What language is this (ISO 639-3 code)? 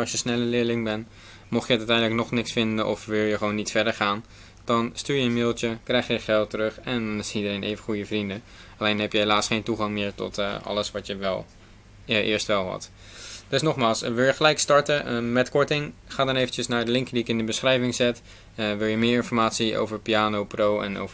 nld